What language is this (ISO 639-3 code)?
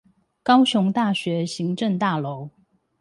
zho